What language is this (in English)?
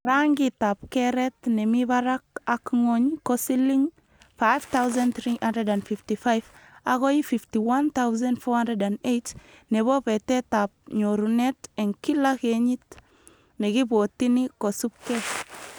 Kalenjin